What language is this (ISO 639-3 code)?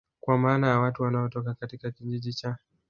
swa